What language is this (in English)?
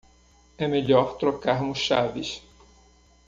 Portuguese